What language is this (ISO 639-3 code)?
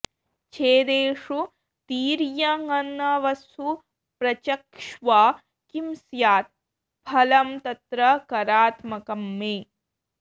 san